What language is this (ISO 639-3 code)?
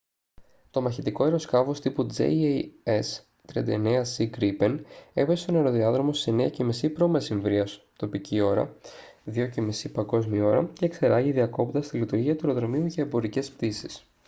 ell